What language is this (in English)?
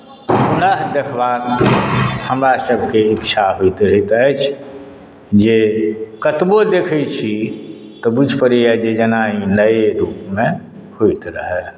Maithili